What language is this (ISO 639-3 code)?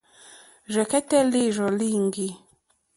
bri